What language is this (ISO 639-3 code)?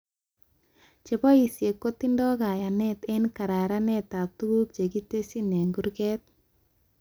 kln